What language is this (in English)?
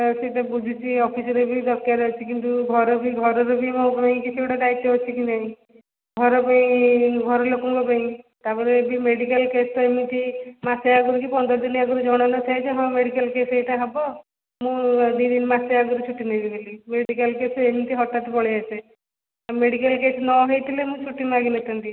Odia